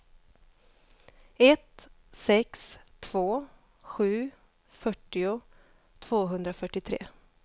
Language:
Swedish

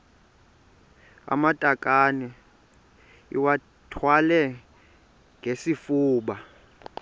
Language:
Xhosa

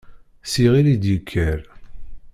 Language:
Kabyle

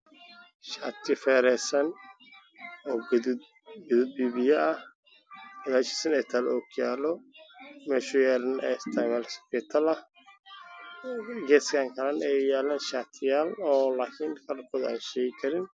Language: Somali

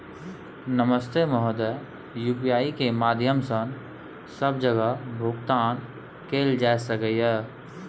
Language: Maithili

